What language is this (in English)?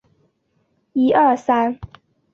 Chinese